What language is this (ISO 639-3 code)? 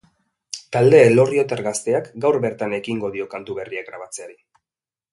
eus